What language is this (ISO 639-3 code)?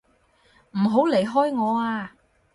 yue